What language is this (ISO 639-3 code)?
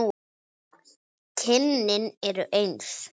isl